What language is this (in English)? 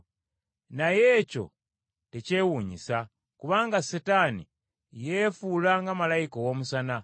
Ganda